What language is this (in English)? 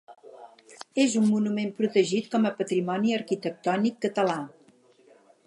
Catalan